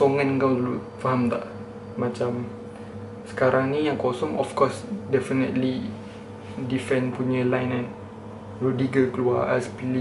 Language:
Malay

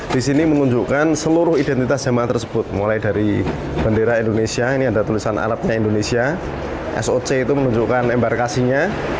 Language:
Indonesian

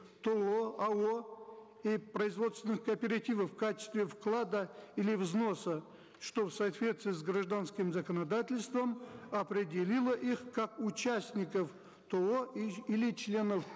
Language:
Kazakh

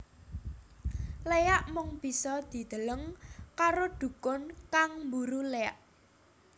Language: Javanese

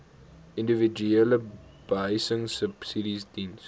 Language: Afrikaans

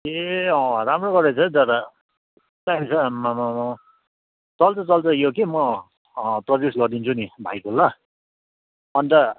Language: Nepali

